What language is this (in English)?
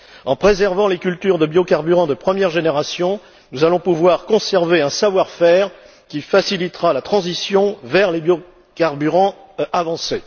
French